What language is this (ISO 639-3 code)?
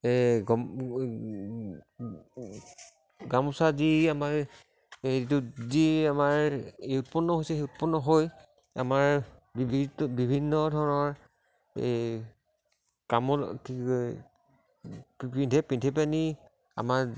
asm